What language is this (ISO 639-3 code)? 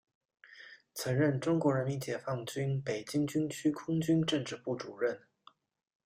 zho